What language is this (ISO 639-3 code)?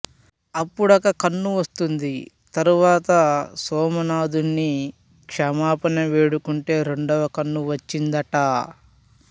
tel